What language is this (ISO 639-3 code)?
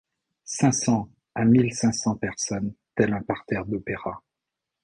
fra